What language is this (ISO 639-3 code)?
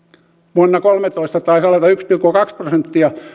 fin